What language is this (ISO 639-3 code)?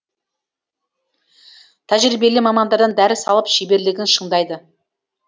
kaz